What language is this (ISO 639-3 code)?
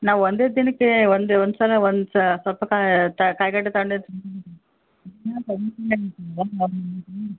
kan